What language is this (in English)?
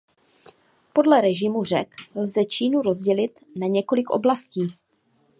Czech